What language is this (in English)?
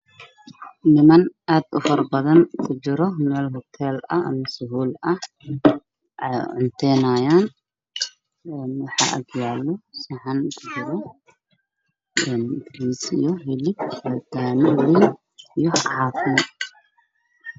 Somali